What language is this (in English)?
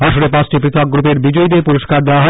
Bangla